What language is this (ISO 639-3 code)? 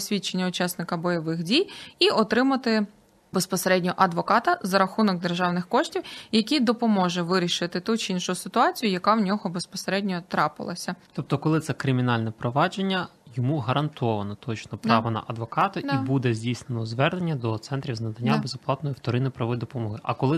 ukr